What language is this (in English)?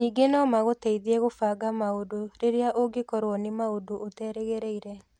Kikuyu